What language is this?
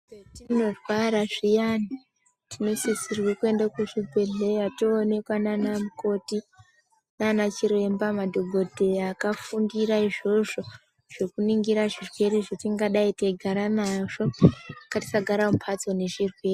Ndau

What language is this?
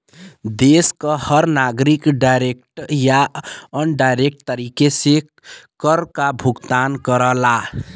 Bhojpuri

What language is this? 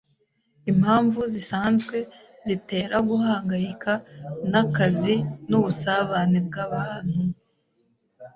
Kinyarwanda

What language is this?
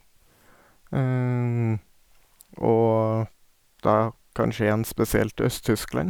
Norwegian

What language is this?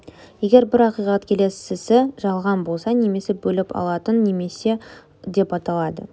Kazakh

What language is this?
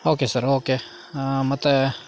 Kannada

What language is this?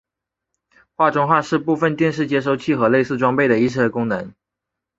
Chinese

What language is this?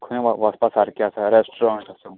Konkani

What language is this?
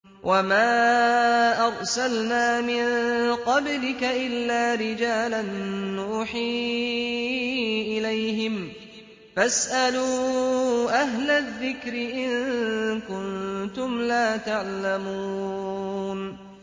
Arabic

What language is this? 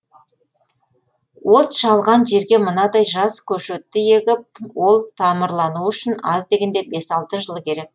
Kazakh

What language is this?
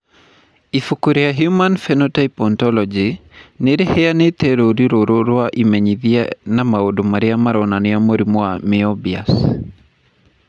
Kikuyu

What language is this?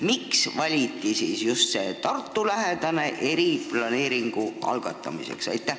Estonian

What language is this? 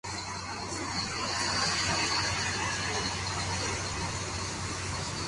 Spanish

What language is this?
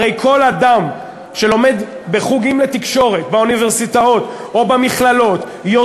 Hebrew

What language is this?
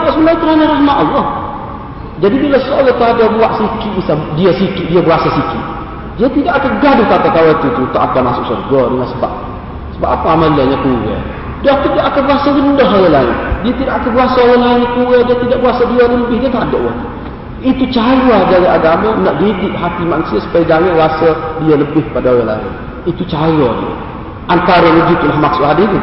Malay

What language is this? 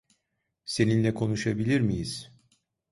Turkish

